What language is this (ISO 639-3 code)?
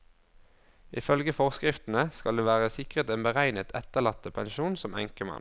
nor